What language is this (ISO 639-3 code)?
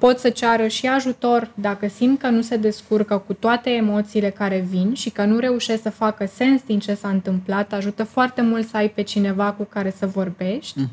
ron